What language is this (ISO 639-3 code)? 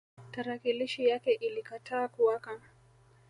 swa